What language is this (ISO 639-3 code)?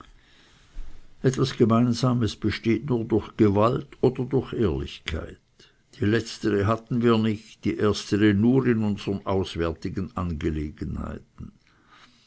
deu